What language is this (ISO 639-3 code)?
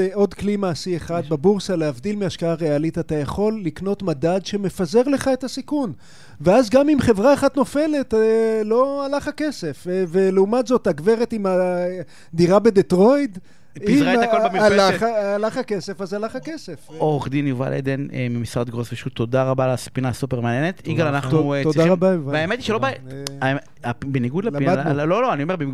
heb